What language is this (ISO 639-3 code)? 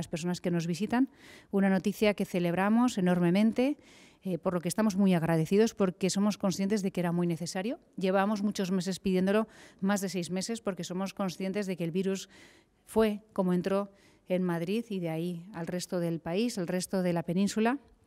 spa